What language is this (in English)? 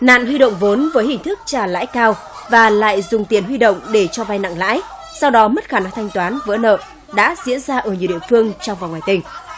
Vietnamese